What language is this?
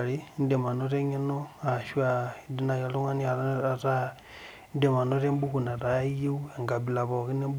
Masai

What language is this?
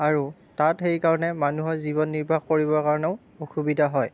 Assamese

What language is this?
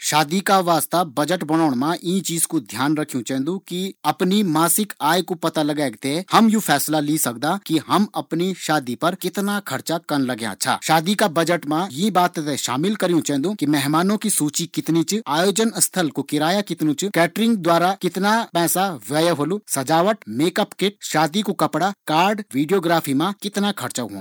Garhwali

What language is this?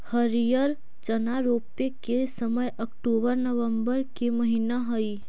Magahi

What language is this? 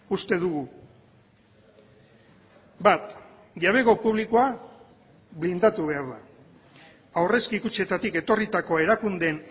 Basque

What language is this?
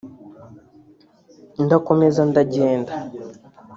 Kinyarwanda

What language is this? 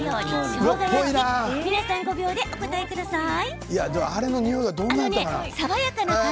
Japanese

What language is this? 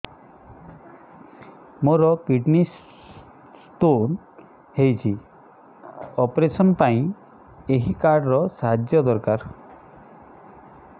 Odia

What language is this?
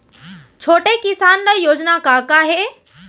Chhattisgarhi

